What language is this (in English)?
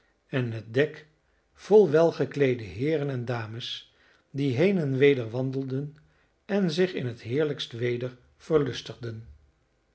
Dutch